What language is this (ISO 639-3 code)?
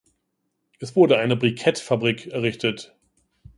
deu